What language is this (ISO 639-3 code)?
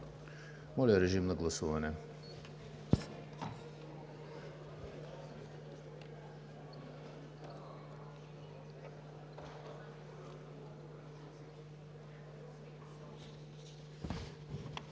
bul